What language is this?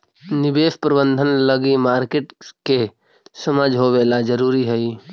Magahi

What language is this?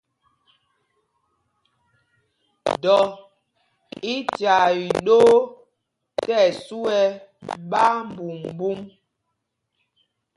Mpumpong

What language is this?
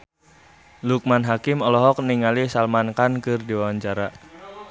Sundanese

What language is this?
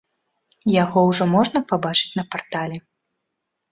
Belarusian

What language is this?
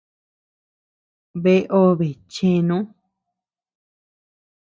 Tepeuxila Cuicatec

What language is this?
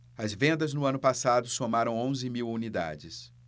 Portuguese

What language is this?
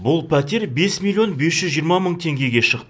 Kazakh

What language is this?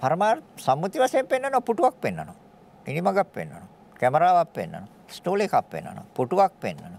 Indonesian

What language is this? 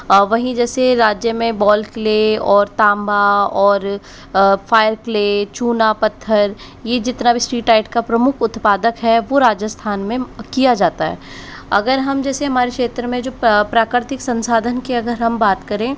Hindi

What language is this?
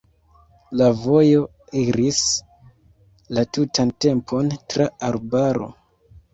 Esperanto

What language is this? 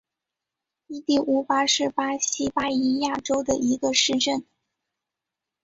Chinese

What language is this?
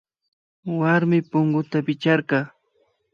Imbabura Highland Quichua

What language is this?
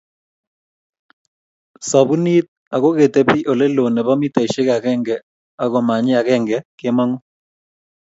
Kalenjin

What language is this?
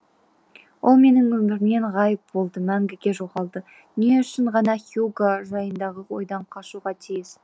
Kazakh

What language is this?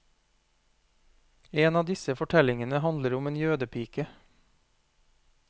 Norwegian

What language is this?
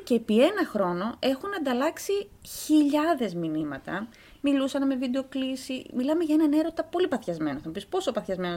Greek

